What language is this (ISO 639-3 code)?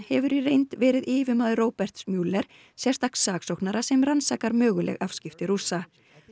isl